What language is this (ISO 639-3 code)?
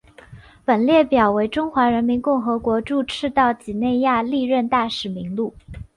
zho